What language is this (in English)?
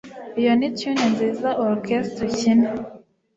Kinyarwanda